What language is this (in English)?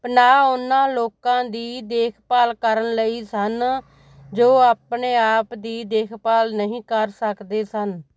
Punjabi